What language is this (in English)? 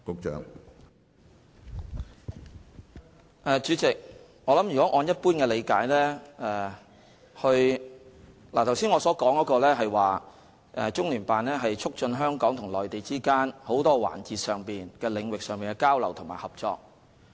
Cantonese